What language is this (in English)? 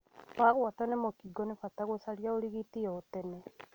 Kikuyu